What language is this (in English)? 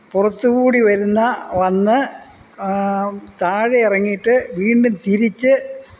Malayalam